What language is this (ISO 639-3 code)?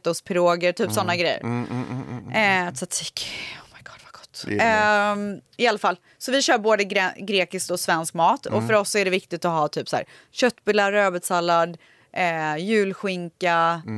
swe